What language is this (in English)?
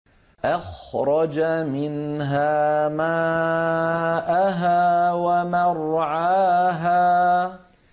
Arabic